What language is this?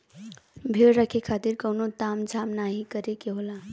Bhojpuri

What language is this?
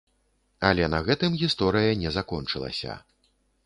Belarusian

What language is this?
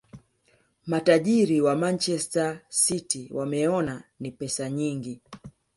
Swahili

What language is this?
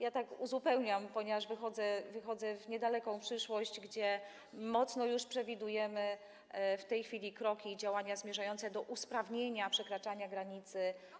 Polish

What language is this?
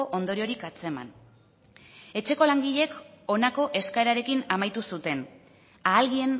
Basque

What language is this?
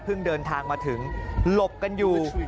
Thai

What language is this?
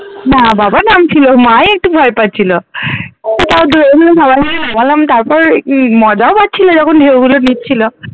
Bangla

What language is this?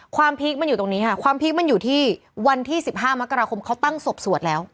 Thai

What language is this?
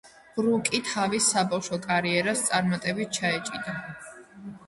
Georgian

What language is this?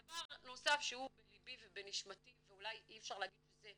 Hebrew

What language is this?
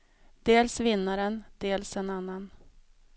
Swedish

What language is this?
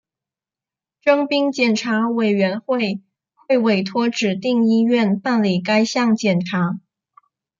Chinese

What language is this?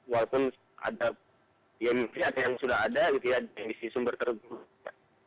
Indonesian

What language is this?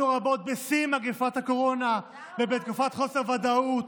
Hebrew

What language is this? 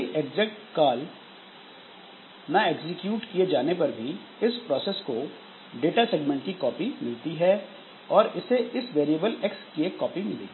Hindi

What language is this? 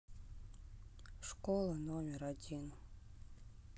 Russian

